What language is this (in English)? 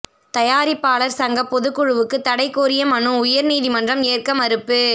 Tamil